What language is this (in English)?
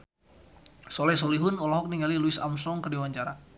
Sundanese